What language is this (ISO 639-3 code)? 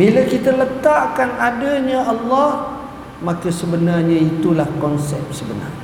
msa